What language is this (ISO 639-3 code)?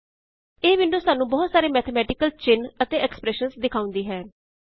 pan